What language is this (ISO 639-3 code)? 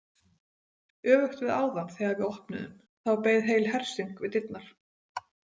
isl